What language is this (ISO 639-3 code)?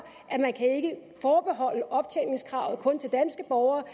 dan